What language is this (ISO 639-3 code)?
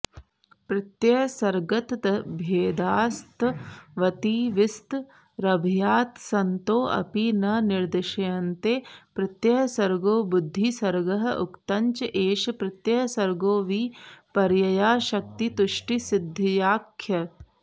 san